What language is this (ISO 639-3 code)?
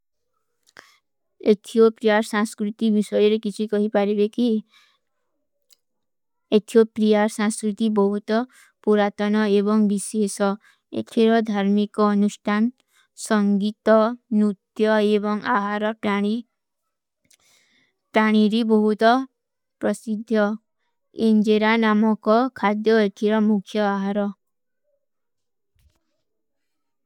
uki